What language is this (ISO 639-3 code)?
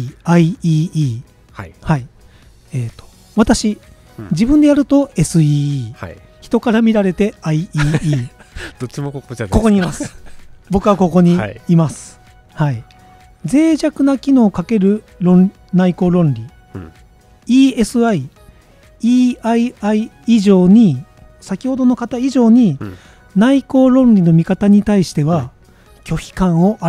jpn